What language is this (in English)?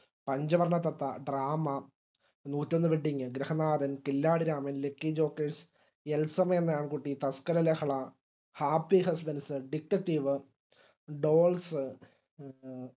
Malayalam